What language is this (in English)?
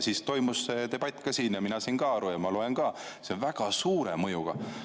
Estonian